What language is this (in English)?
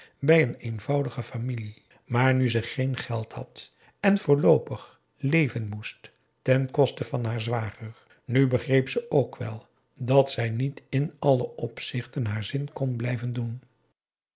Dutch